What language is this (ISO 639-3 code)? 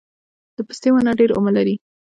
pus